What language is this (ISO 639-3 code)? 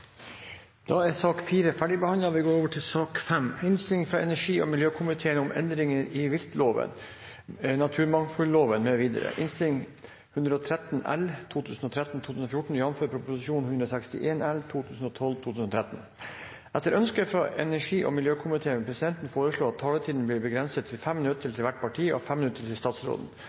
nob